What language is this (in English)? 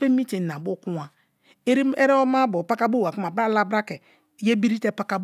Kalabari